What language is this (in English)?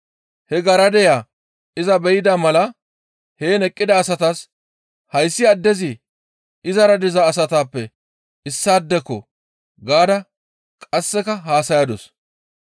Gamo